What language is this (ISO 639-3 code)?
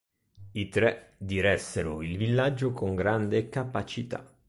ita